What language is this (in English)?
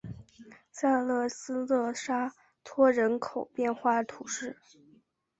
Chinese